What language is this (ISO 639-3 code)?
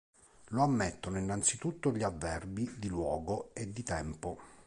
ita